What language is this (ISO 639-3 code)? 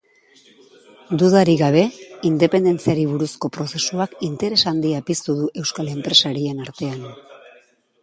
eus